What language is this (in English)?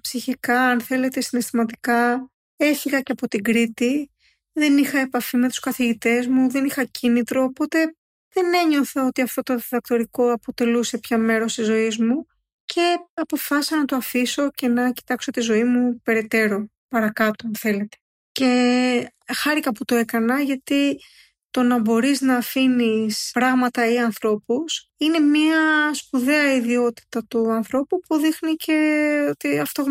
Greek